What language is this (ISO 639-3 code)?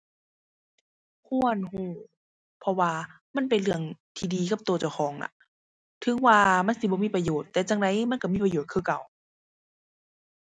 tha